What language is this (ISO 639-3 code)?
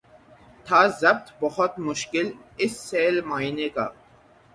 urd